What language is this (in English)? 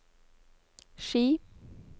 Norwegian